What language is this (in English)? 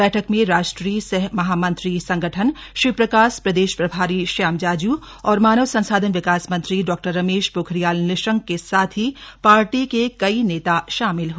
Hindi